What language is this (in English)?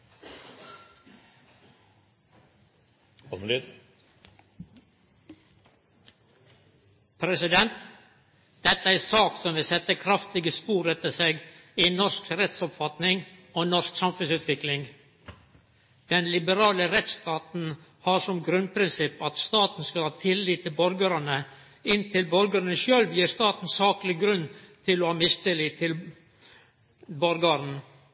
Norwegian